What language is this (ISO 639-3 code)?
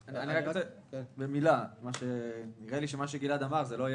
heb